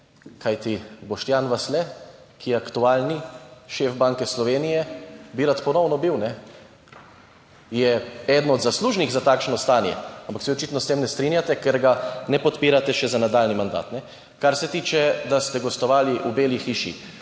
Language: Slovenian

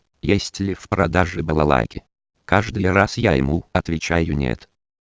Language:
Russian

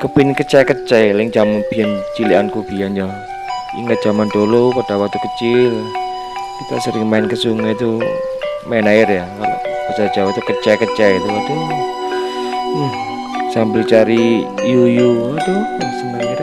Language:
Indonesian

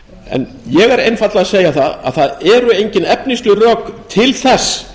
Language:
Icelandic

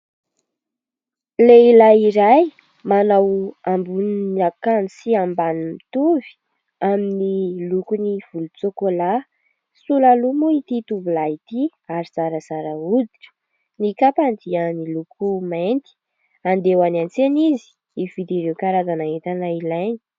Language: Malagasy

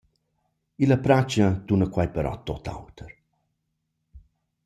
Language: Romansh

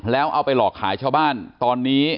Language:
Thai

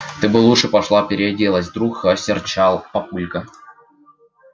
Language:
Russian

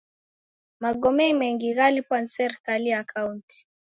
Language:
Taita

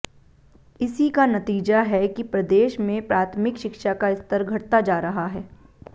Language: Hindi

